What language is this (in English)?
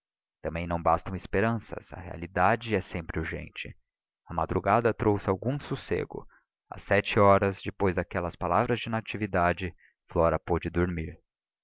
Portuguese